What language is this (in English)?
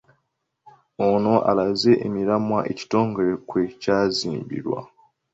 Ganda